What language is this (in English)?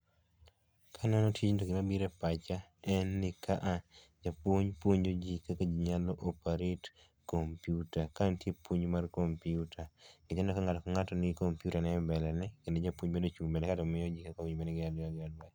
Luo (Kenya and Tanzania)